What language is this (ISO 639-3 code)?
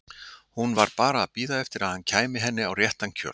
isl